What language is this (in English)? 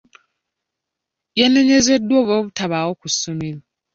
Ganda